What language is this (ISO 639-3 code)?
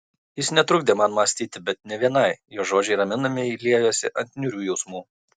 lit